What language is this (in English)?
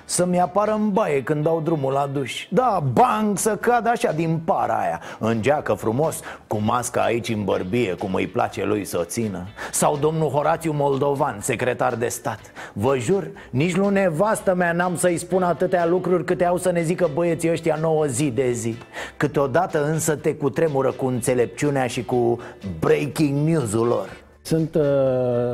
Romanian